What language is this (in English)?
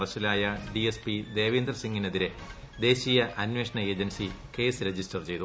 Malayalam